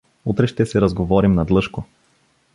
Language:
Bulgarian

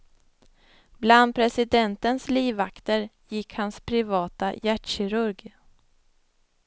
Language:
Swedish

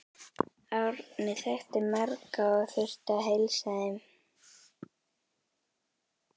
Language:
Icelandic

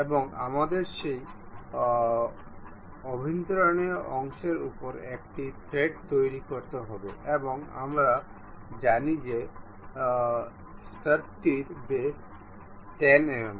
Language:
Bangla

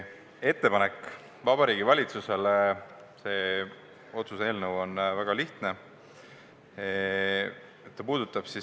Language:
Estonian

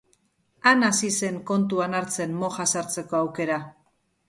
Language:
Basque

